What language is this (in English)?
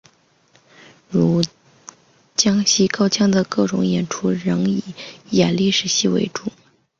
Chinese